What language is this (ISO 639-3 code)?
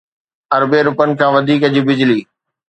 snd